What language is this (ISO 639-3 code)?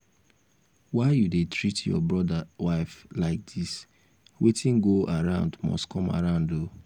pcm